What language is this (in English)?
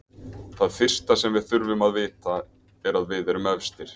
Icelandic